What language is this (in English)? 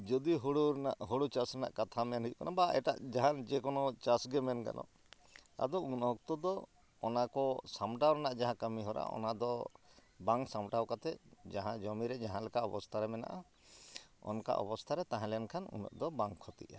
Santali